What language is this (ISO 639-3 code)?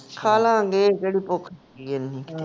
pan